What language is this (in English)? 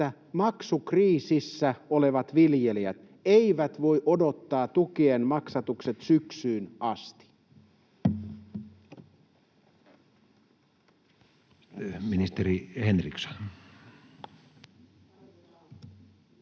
Finnish